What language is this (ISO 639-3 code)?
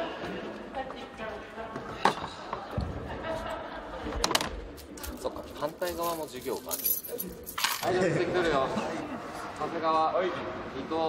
jpn